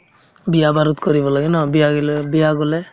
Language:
Assamese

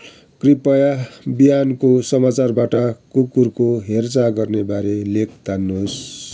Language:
Nepali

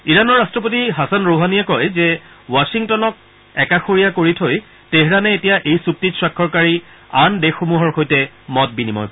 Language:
Assamese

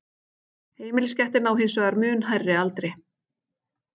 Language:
Icelandic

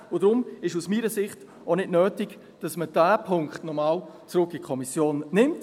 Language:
Swiss German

